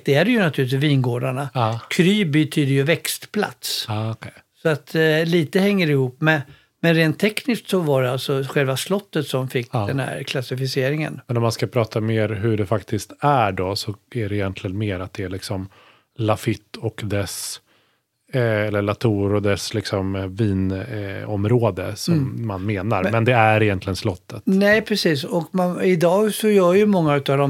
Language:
Swedish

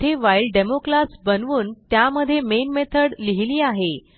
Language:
Marathi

